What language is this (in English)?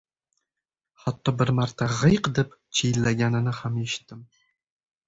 Uzbek